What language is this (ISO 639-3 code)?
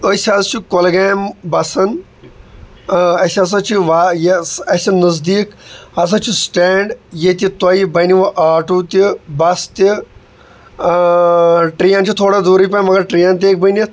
kas